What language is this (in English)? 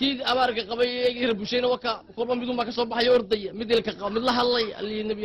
Arabic